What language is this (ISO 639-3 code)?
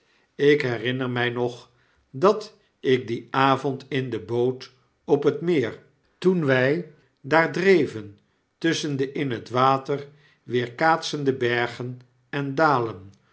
nld